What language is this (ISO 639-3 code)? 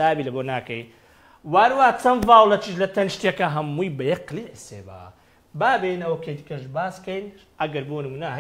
ara